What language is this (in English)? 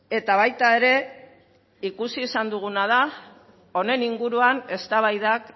Basque